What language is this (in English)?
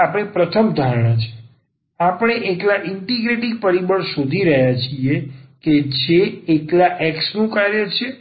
Gujarati